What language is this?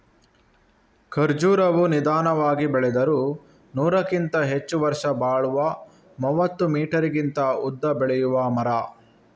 Kannada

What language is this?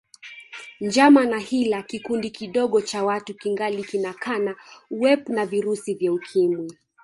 Swahili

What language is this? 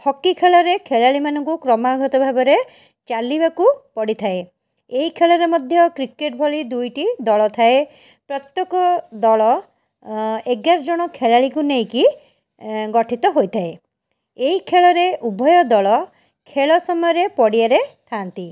Odia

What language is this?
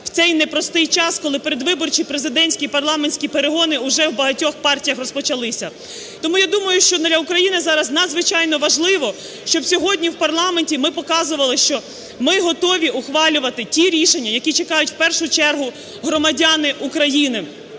Ukrainian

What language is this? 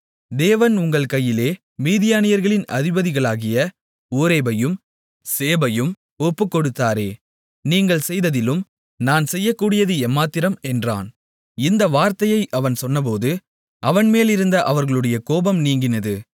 Tamil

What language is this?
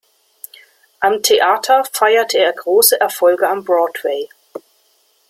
German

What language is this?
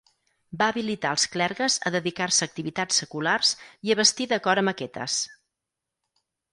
Catalan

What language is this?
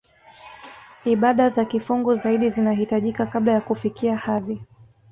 Swahili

